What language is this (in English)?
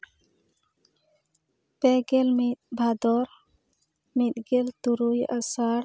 Santali